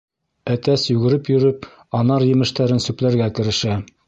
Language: Bashkir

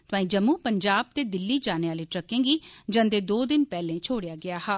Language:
Dogri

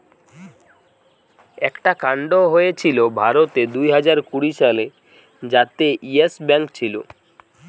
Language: Bangla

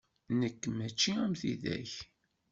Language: Kabyle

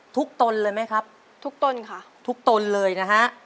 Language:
Thai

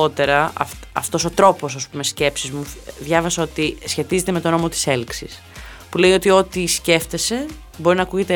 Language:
Greek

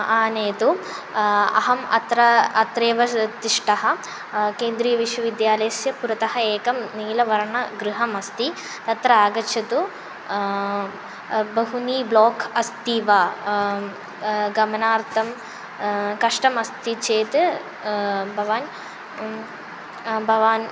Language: Sanskrit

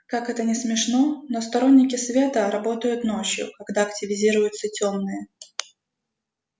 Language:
Russian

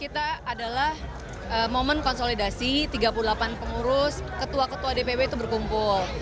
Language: Indonesian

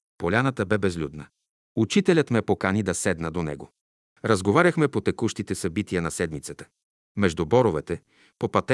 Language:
Bulgarian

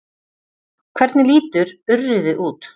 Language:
Icelandic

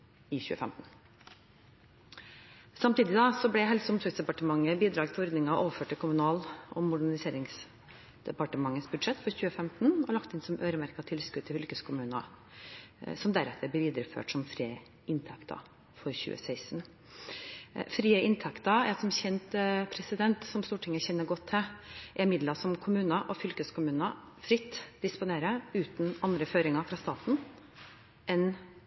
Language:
Norwegian Bokmål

